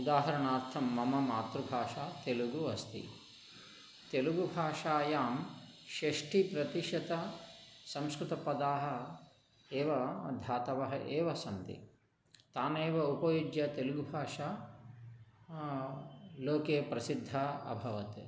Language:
Sanskrit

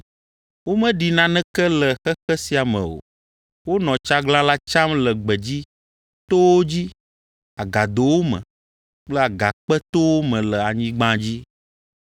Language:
Ewe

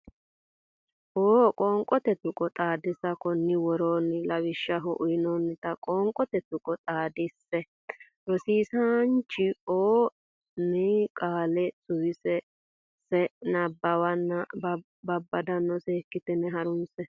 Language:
Sidamo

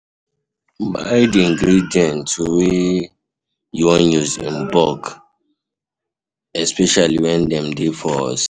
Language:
Nigerian Pidgin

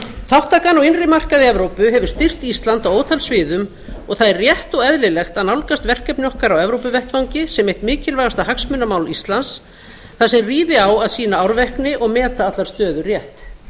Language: Icelandic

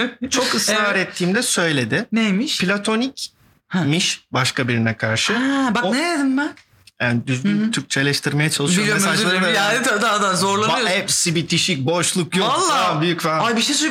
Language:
Turkish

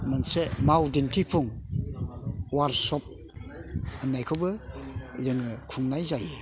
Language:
Bodo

